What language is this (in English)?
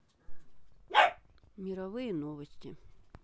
Russian